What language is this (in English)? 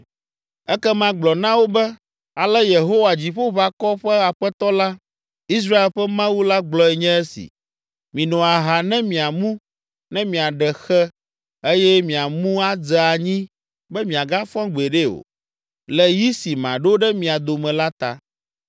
Ewe